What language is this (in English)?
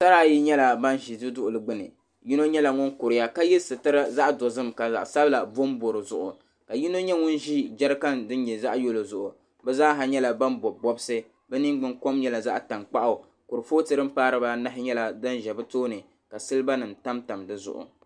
Dagbani